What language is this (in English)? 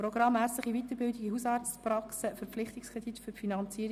Swiss German